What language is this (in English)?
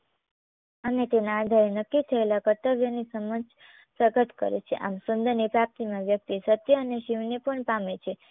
Gujarati